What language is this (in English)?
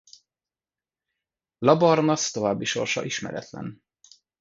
Hungarian